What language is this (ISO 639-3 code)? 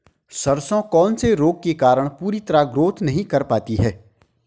hin